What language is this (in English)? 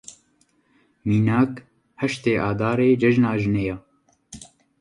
Kurdish